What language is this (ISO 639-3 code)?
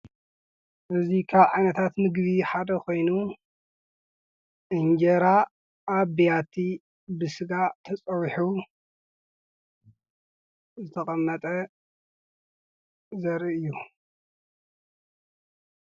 tir